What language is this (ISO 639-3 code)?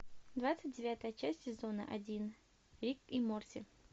rus